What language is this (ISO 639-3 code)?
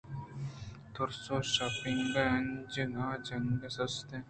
bgp